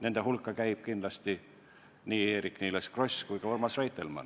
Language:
Estonian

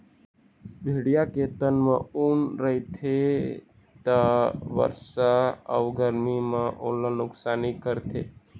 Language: Chhattisgarhi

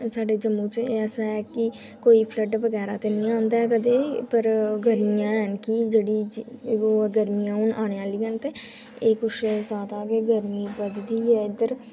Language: Dogri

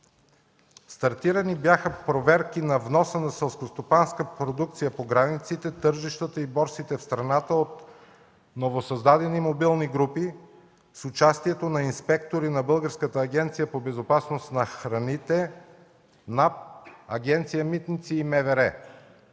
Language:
Bulgarian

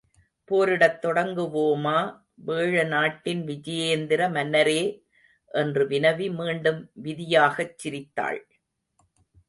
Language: Tamil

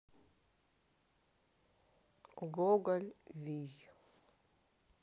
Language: Russian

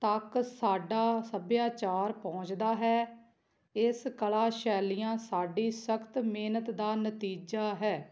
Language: Punjabi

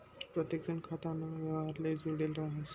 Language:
Marathi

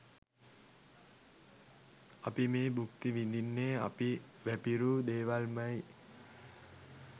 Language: Sinhala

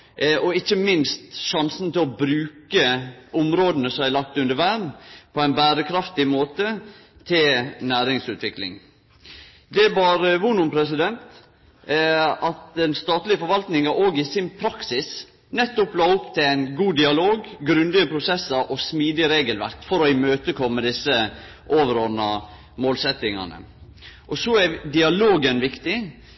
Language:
Norwegian Nynorsk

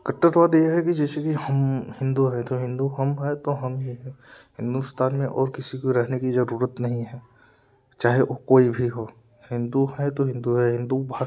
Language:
Hindi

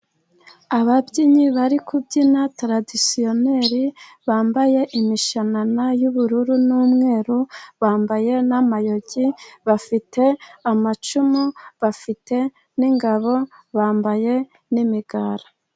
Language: Kinyarwanda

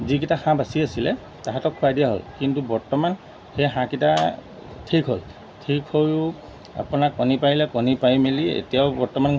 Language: Assamese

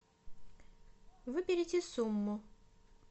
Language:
Russian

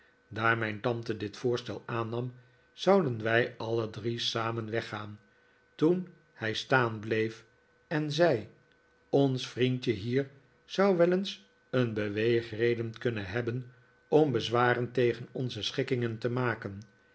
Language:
Dutch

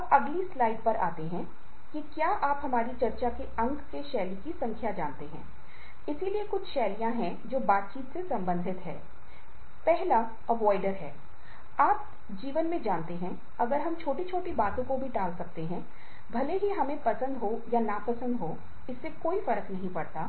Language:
Hindi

